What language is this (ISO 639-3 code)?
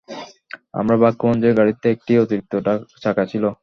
ben